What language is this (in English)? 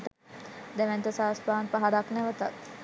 Sinhala